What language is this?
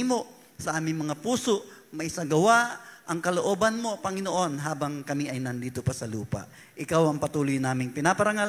Filipino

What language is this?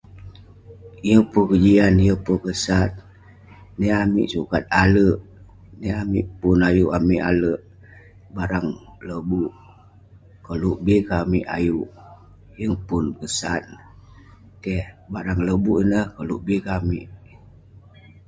Western Penan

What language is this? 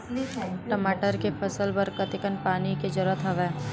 Chhattisgarhi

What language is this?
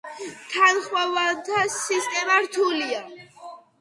Georgian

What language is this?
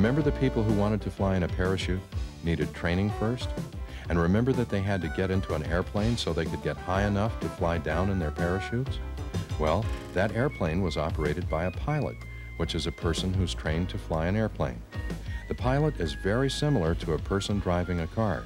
English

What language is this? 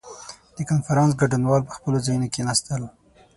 Pashto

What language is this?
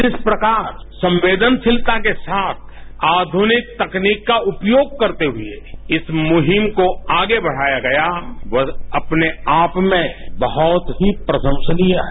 Hindi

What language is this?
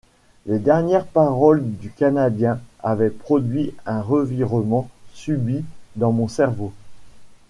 French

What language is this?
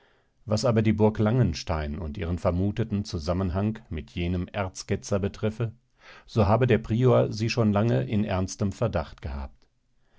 German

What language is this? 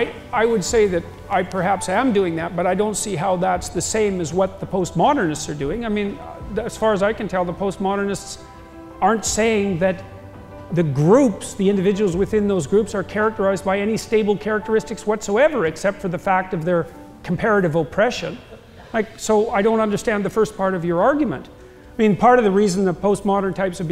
English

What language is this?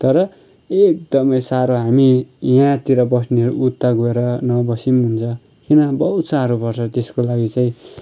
Nepali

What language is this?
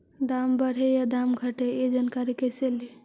Magahi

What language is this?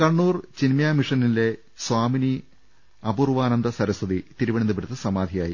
Malayalam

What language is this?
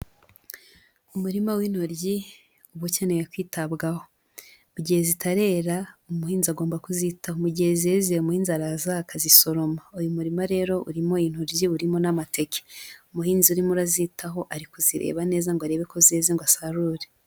Kinyarwanda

